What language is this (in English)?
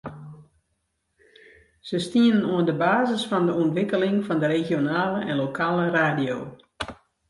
Western Frisian